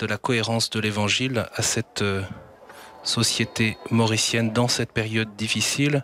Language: French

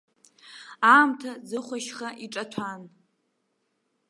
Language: Abkhazian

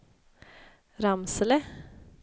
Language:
Swedish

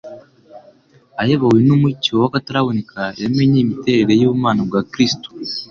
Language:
Kinyarwanda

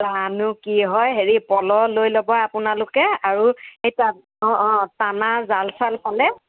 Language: Assamese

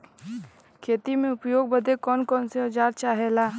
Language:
Bhojpuri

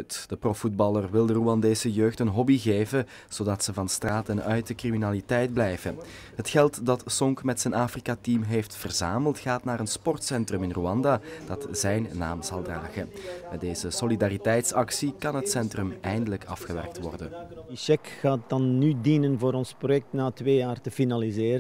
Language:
Dutch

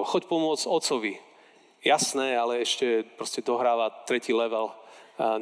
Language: Slovak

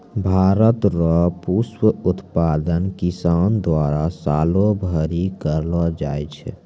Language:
Maithili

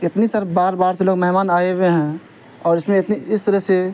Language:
Urdu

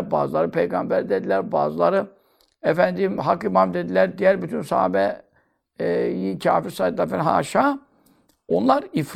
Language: Turkish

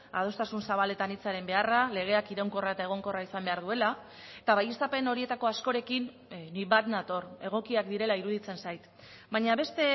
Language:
Basque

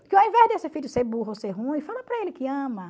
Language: Portuguese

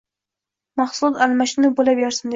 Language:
Uzbek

